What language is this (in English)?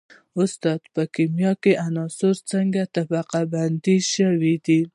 Pashto